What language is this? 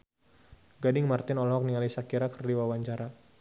Sundanese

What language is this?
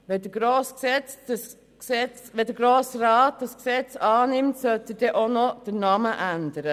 Swiss German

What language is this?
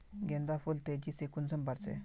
Magahi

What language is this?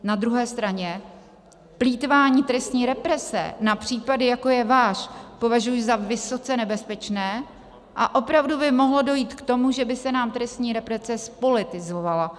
Czech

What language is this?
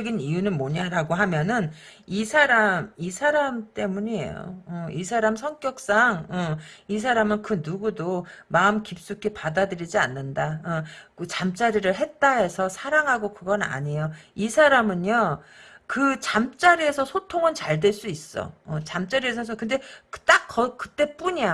Korean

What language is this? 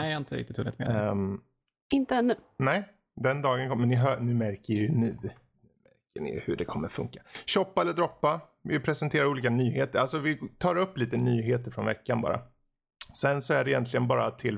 Swedish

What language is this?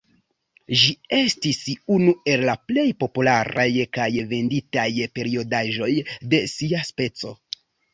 Esperanto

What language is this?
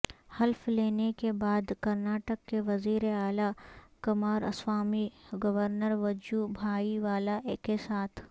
Urdu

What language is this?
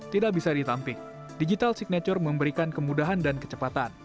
Indonesian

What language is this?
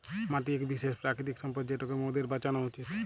Bangla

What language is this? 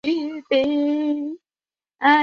Chinese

